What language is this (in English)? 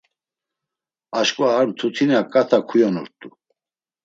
Laz